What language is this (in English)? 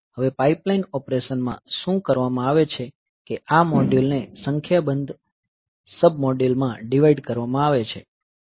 Gujarati